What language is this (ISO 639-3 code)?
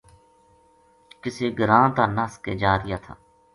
gju